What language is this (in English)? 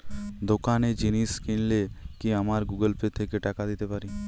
Bangla